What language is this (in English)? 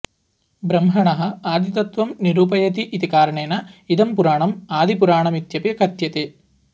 Sanskrit